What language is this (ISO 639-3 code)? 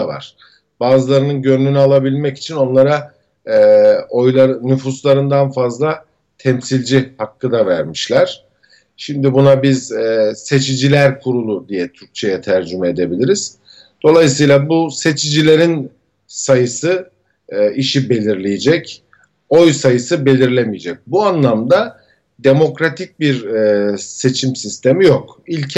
tur